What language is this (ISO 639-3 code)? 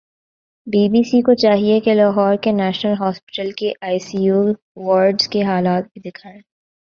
urd